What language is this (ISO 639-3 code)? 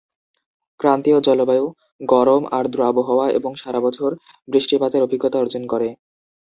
ben